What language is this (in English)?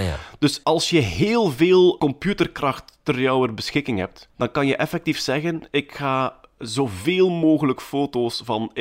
Dutch